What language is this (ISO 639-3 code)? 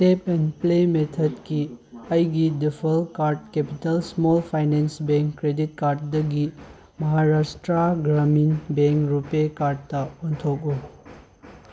mni